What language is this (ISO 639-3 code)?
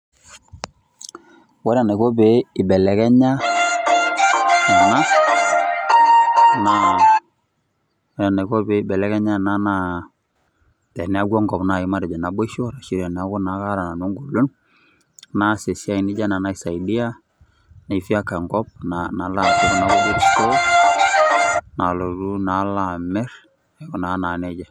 mas